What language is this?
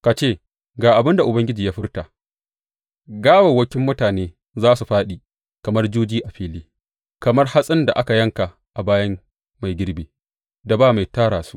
Hausa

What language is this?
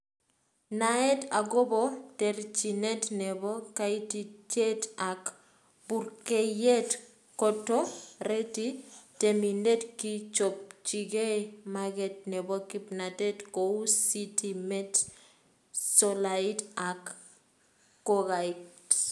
Kalenjin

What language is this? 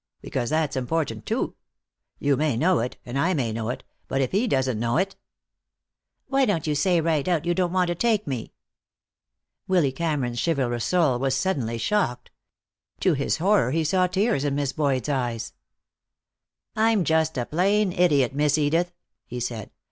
English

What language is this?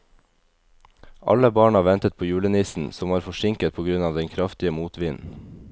Norwegian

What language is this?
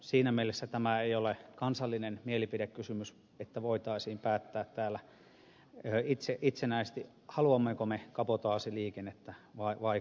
Finnish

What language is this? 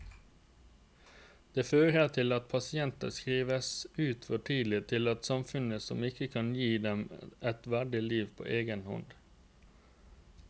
Norwegian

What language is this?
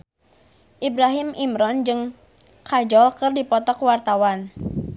Sundanese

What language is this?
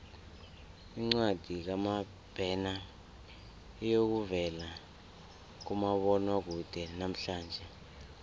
South Ndebele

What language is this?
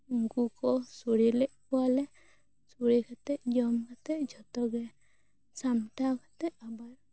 Santali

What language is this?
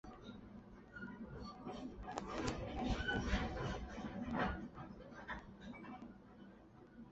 Chinese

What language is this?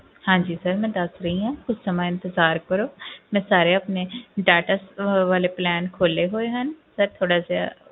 Punjabi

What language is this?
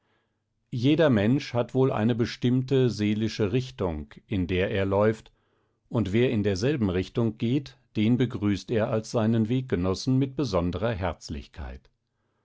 German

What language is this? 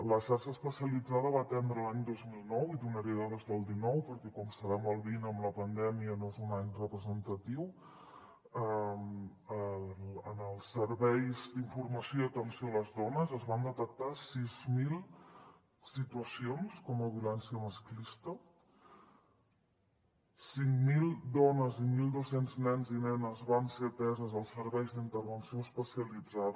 Catalan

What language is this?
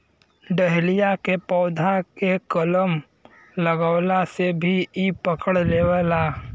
Bhojpuri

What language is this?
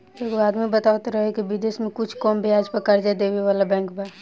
Bhojpuri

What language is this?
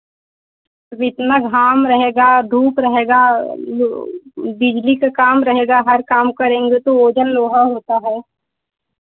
Hindi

